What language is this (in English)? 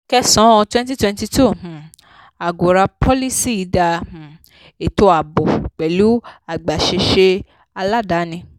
Yoruba